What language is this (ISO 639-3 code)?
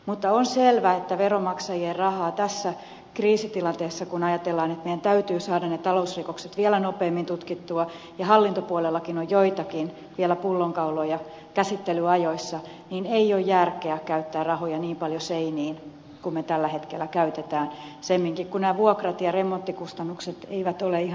fin